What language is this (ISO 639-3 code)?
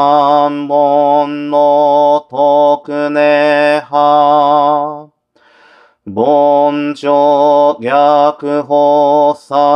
jpn